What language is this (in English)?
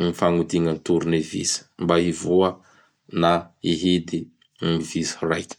Bara Malagasy